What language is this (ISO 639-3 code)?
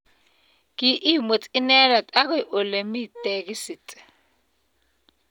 kln